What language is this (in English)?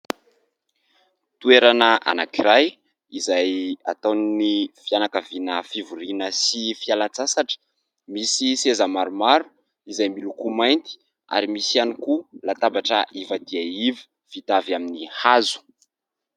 Malagasy